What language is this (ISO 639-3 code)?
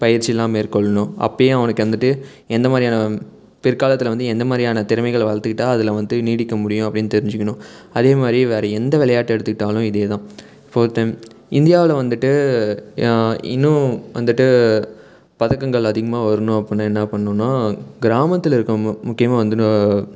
tam